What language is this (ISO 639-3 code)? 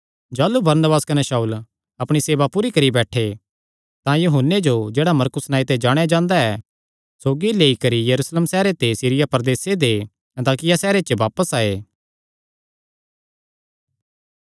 xnr